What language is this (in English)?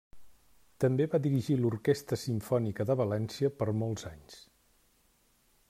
Catalan